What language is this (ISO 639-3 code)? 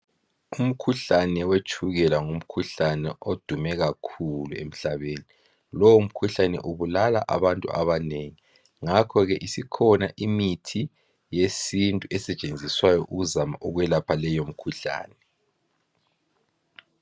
nde